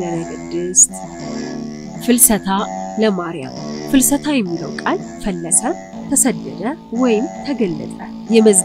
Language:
Arabic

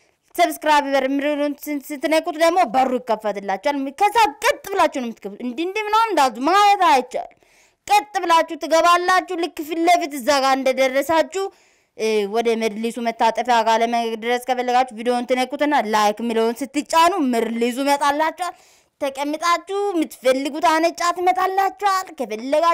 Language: Turkish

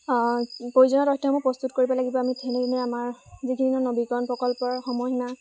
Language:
Assamese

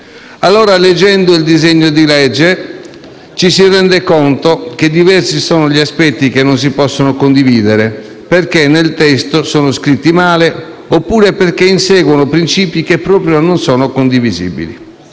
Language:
Italian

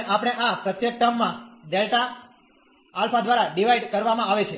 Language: Gujarati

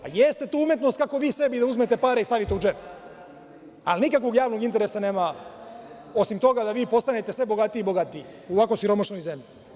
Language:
Serbian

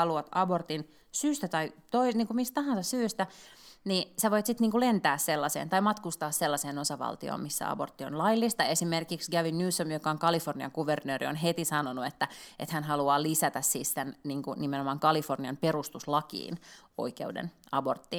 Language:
Finnish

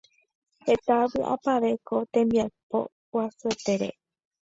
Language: Guarani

